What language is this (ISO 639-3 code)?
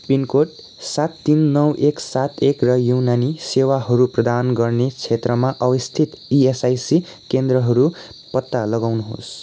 nep